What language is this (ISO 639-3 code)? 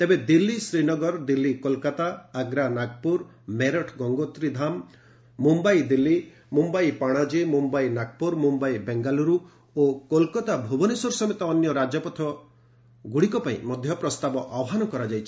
ori